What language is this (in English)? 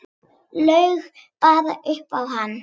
Icelandic